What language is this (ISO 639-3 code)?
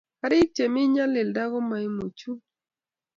kln